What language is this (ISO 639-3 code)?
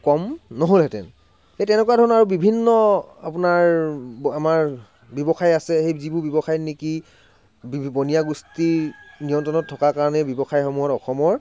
asm